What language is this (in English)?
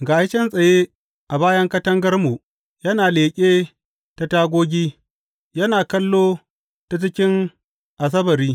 Hausa